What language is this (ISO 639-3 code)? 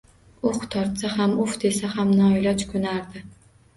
uzb